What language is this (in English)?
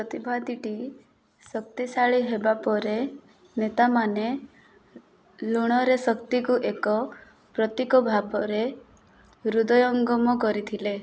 Odia